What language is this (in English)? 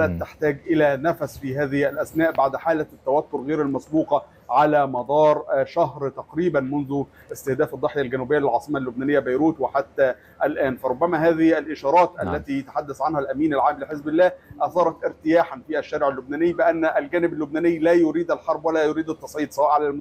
Arabic